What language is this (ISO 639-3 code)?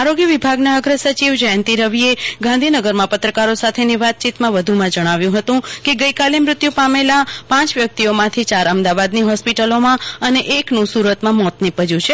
guj